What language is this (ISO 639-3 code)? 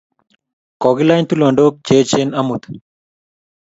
kln